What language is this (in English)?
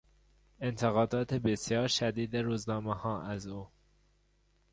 Persian